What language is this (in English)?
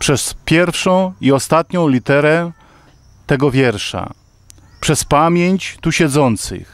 Polish